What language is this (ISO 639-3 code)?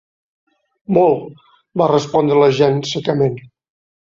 cat